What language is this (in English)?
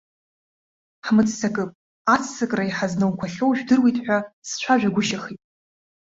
Abkhazian